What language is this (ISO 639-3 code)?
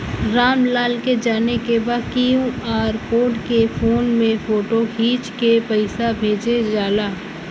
bho